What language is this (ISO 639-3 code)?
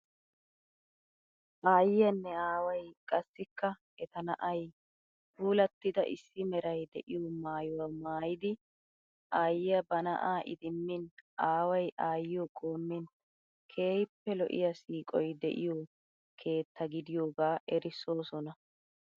wal